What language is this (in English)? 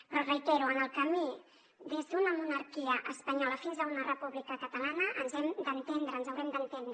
Catalan